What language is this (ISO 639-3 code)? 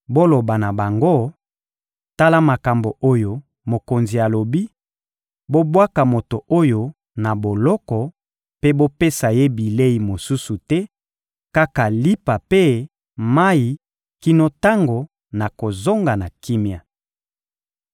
lin